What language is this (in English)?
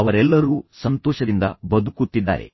Kannada